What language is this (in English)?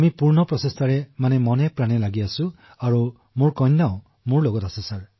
Assamese